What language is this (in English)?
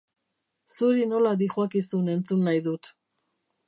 Basque